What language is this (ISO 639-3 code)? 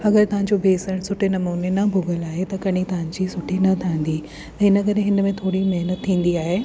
snd